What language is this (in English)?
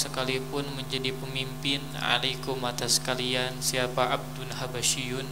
Indonesian